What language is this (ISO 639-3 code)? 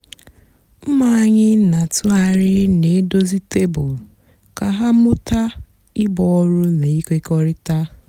ibo